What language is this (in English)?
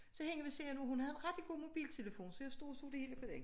Danish